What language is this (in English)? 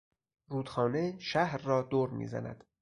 Persian